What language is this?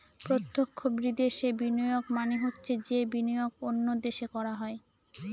Bangla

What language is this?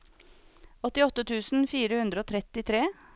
Norwegian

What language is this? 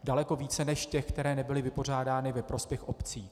Czech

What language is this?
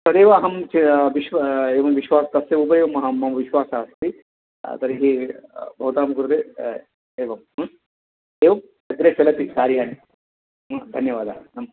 Sanskrit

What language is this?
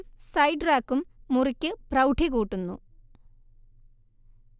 Malayalam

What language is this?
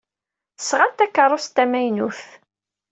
Kabyle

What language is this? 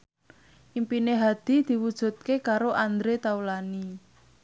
Javanese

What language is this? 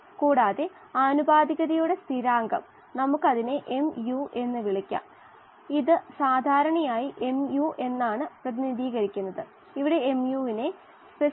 Malayalam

